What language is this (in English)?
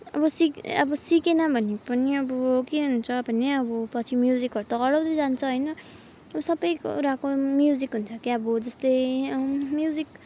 Nepali